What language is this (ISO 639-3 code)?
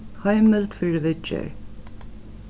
fao